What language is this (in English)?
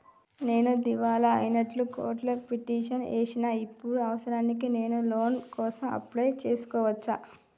Telugu